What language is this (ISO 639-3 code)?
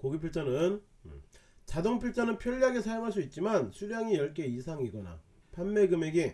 kor